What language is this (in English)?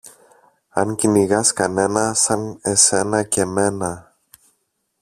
Greek